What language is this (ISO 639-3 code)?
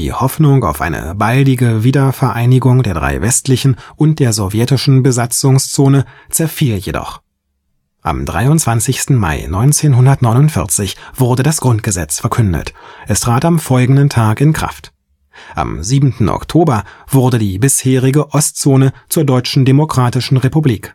deu